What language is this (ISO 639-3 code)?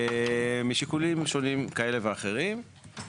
heb